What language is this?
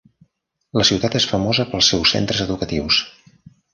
Catalan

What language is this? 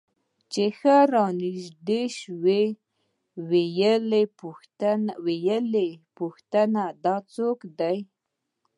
Pashto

